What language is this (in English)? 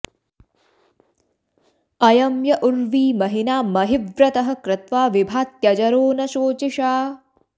Sanskrit